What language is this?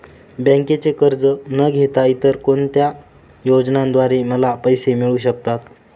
Marathi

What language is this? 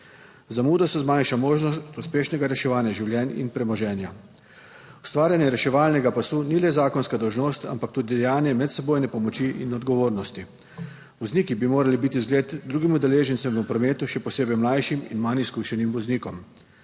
Slovenian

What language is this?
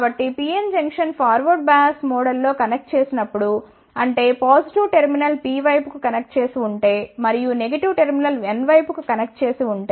Telugu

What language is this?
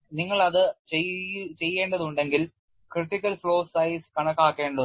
Malayalam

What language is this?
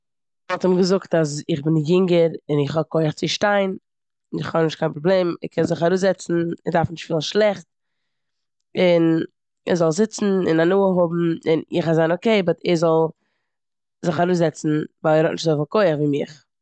Yiddish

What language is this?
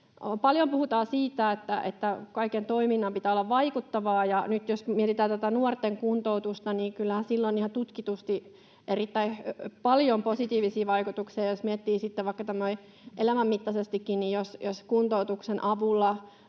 Finnish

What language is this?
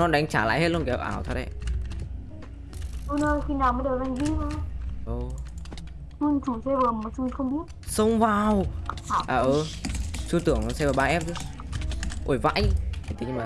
Vietnamese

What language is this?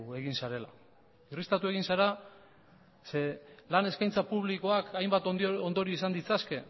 Basque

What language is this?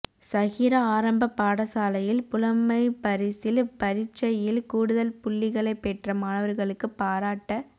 Tamil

